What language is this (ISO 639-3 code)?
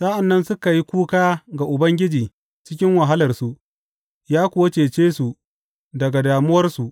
hau